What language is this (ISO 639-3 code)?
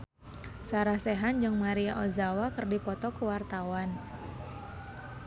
sun